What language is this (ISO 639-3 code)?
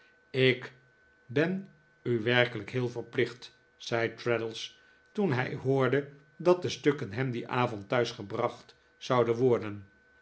nld